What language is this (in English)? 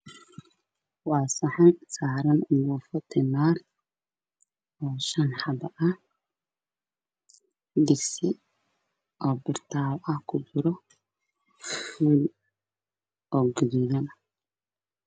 Somali